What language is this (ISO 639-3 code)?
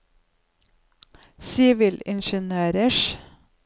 nor